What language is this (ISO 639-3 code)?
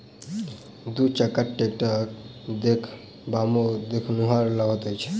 mai